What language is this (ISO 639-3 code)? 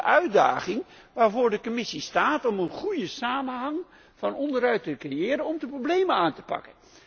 nld